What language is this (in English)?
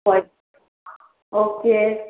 Manipuri